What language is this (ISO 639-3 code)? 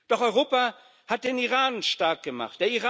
deu